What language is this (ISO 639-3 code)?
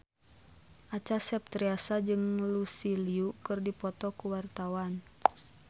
sun